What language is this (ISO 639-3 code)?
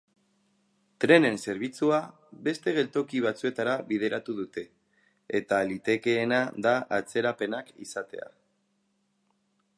eus